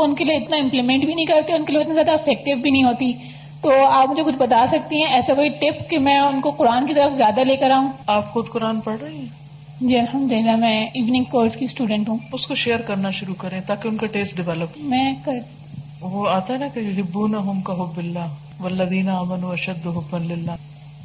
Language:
Urdu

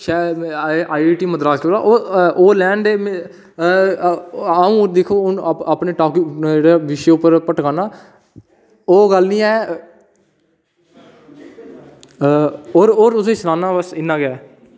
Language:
Dogri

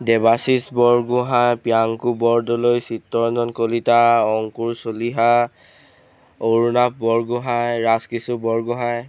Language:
Assamese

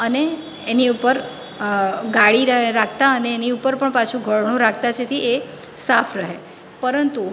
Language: Gujarati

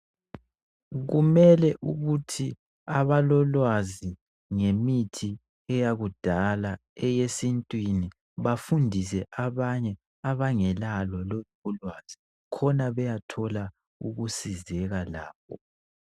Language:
North Ndebele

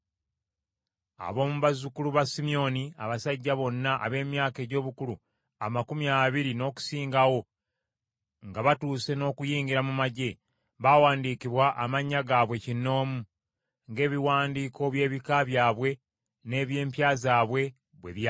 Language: Ganda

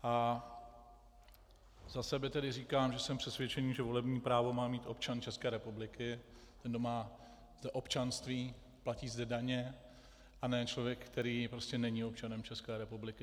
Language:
Czech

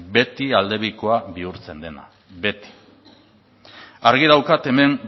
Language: Basque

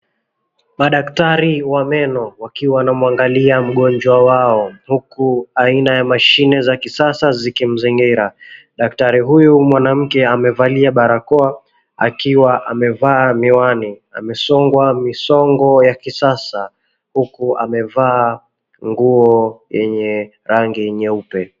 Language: Swahili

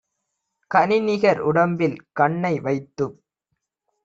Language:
Tamil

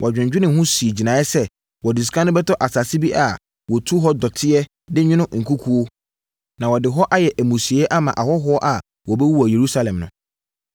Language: Akan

